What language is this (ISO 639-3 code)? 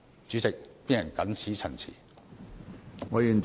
yue